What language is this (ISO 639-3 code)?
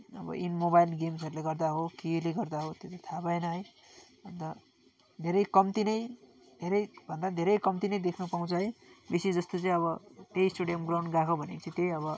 nep